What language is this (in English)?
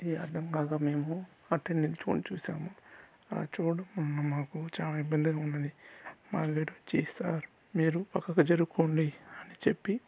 Telugu